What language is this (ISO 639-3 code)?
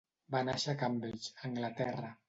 cat